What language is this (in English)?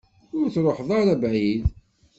Kabyle